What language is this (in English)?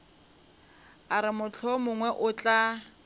Northern Sotho